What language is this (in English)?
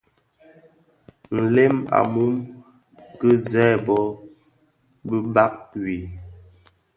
Bafia